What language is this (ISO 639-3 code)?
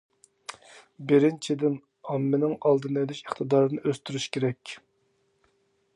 uig